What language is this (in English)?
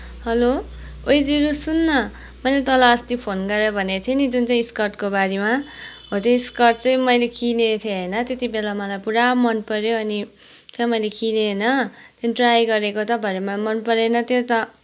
Nepali